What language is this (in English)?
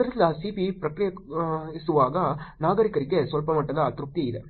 Kannada